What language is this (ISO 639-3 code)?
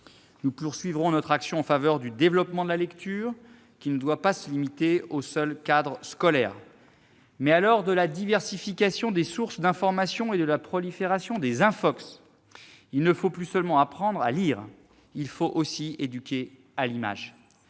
fra